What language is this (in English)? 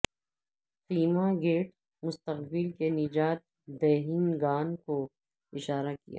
Urdu